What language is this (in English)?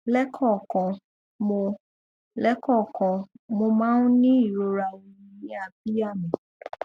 Yoruba